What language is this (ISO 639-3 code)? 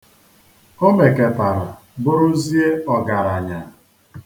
ibo